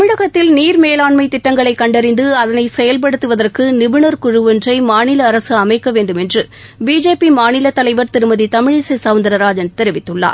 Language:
Tamil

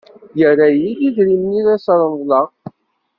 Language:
Kabyle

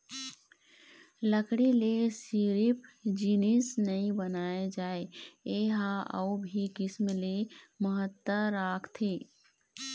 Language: Chhattisgarhi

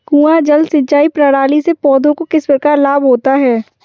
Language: Hindi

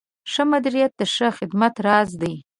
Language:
Pashto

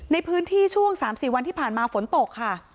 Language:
Thai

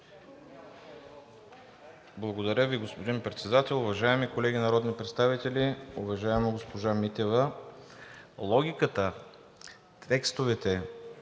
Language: Bulgarian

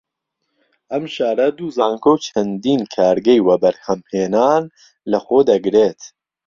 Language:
Central Kurdish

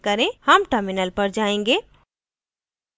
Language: Hindi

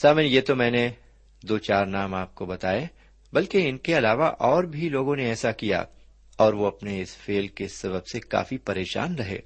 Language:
Urdu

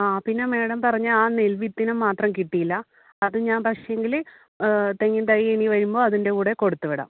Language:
Malayalam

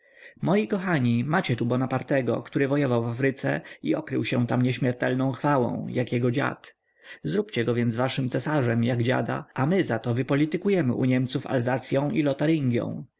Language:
Polish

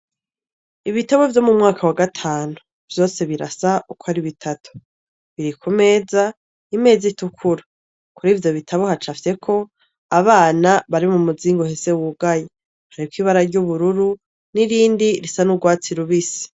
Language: Rundi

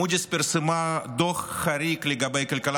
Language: Hebrew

